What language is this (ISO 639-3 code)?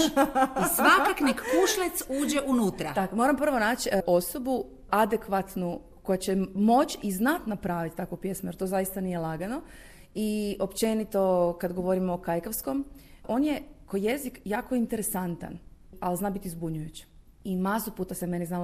hrv